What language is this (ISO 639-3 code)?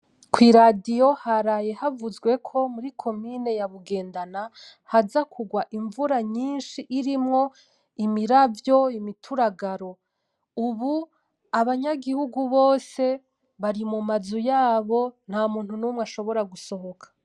run